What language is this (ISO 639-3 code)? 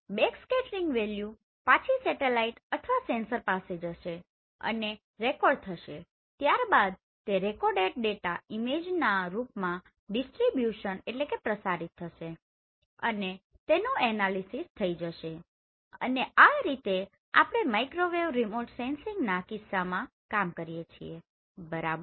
guj